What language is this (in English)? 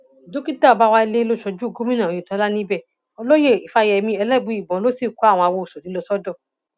Yoruba